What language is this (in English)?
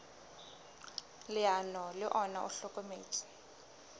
Southern Sotho